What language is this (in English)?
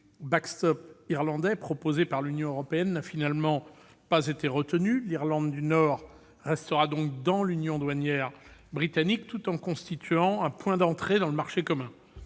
French